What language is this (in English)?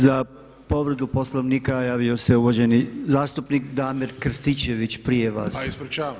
Croatian